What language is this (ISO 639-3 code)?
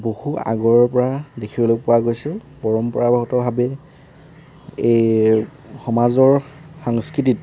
asm